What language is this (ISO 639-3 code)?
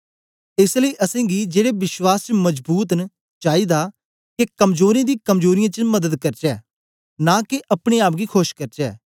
doi